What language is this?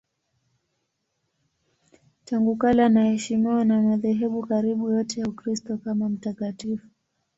Swahili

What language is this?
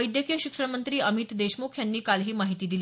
Marathi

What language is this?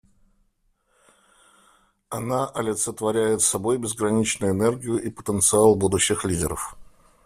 Russian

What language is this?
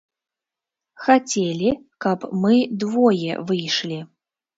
Belarusian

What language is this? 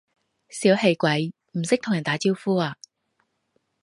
Cantonese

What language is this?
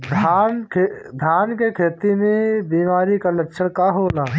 Bhojpuri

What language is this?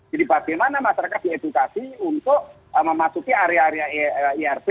Indonesian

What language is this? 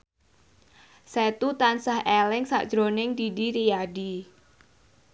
Javanese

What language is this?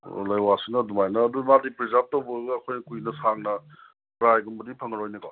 Manipuri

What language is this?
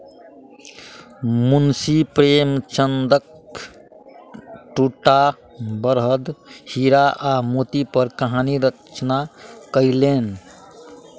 Maithili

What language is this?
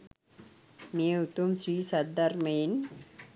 Sinhala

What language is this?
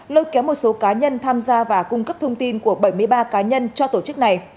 Vietnamese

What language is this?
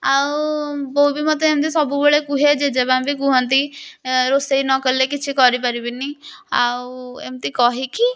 Odia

